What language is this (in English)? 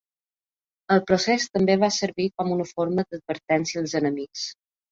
Catalan